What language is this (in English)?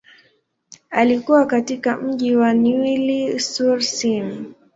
Swahili